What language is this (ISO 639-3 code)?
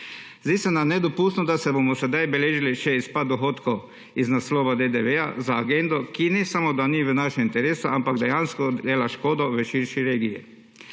slv